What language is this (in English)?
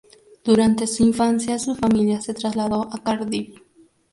Spanish